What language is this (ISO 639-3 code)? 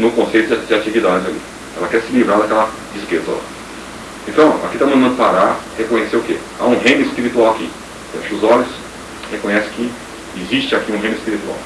por